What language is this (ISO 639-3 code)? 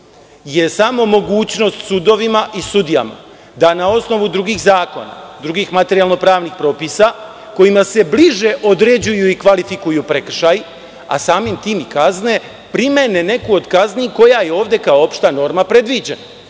srp